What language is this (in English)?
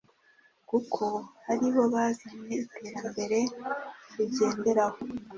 Kinyarwanda